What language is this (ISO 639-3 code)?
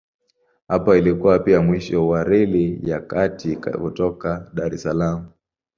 swa